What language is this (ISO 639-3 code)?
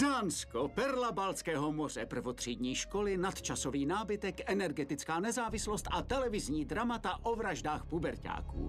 ces